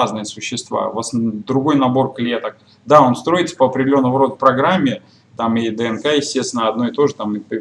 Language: Russian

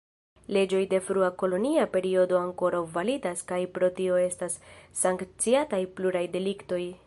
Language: Esperanto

